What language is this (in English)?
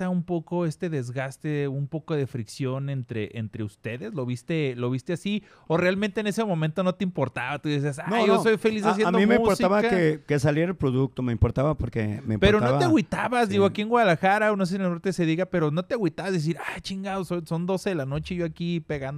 Spanish